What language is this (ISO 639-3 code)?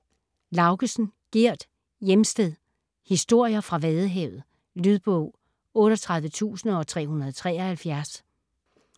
dan